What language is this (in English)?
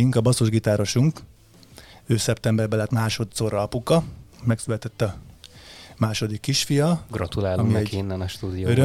Hungarian